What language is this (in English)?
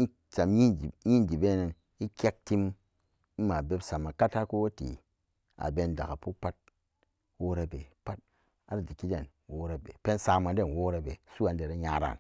Samba Daka